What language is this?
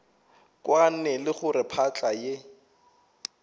Northern Sotho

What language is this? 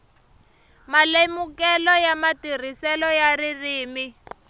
Tsonga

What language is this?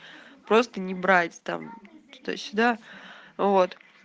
Russian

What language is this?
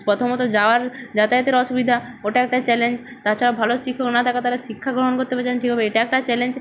Bangla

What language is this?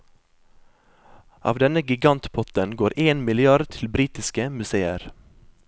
Norwegian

